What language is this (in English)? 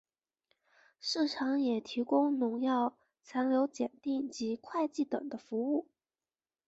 Chinese